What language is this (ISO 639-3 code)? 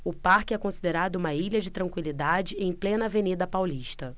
por